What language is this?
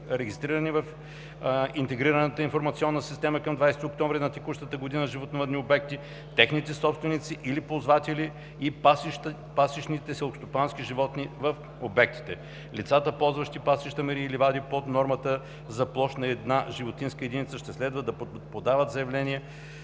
Bulgarian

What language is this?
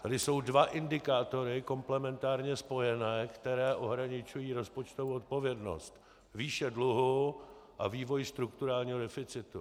Czech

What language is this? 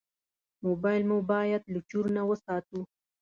Pashto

